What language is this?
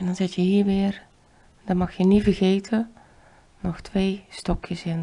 Dutch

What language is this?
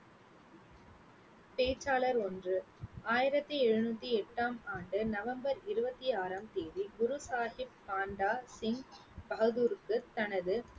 Tamil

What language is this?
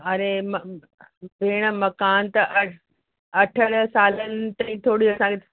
Sindhi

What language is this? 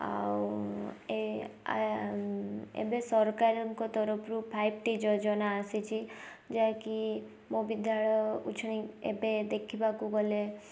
Odia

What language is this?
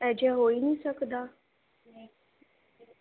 Punjabi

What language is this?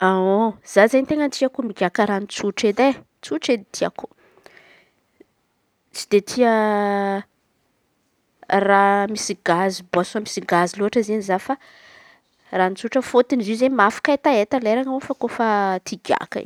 Antankarana Malagasy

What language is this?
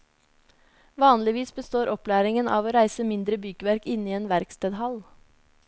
Norwegian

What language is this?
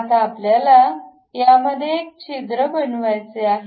Marathi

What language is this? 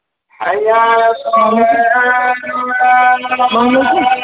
Kashmiri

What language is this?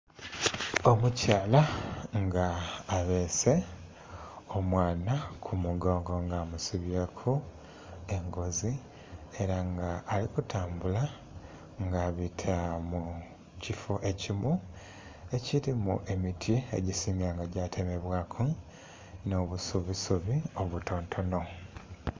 Soga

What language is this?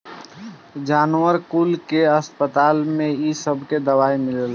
Bhojpuri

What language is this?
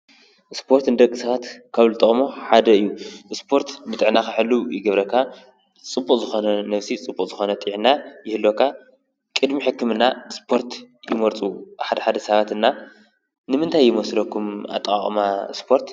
Tigrinya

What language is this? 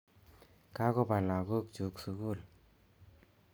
Kalenjin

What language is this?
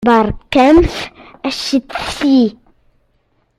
Kabyle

